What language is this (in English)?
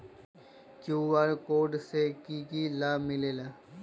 Magahi